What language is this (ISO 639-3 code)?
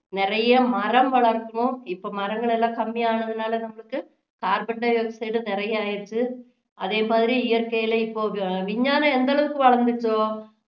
tam